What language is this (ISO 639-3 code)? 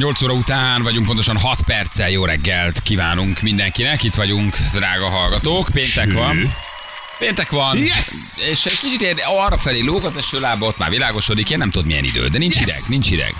hun